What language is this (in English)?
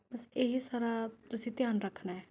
Punjabi